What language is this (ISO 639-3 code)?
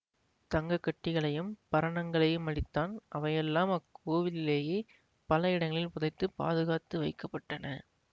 tam